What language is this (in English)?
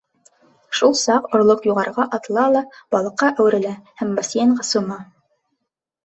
Bashkir